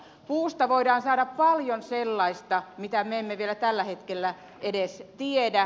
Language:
Finnish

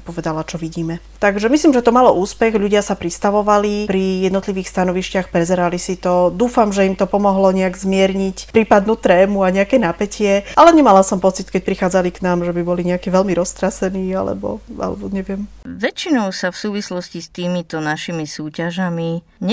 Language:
Slovak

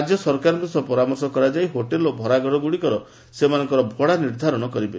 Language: Odia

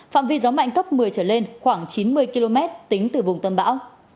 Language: Vietnamese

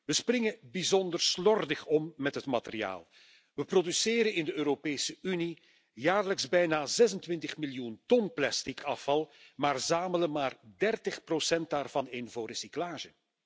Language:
Dutch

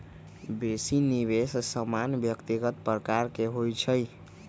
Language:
Magahi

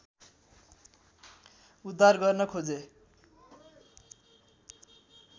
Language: Nepali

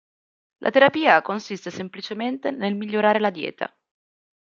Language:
Italian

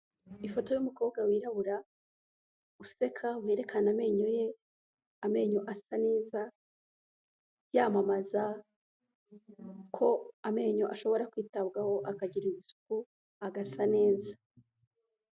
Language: Kinyarwanda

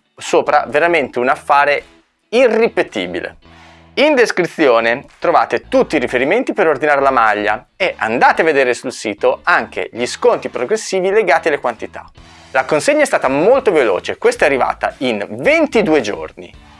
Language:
Italian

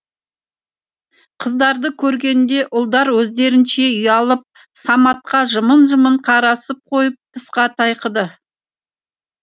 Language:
Kazakh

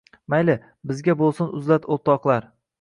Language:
Uzbek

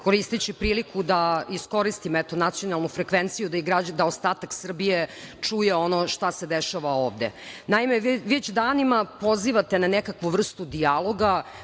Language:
Serbian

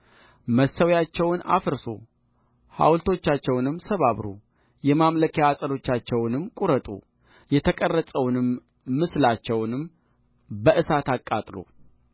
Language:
Amharic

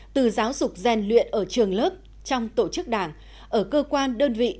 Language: Vietnamese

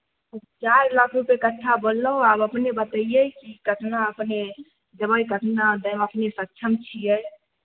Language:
Maithili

